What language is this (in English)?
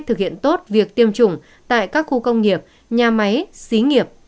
Vietnamese